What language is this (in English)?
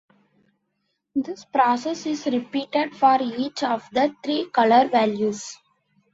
English